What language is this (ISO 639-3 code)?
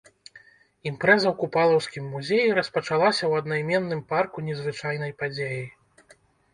bel